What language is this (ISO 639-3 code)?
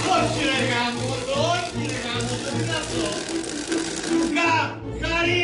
ell